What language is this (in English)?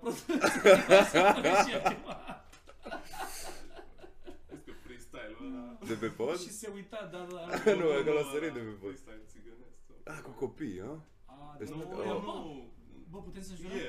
Romanian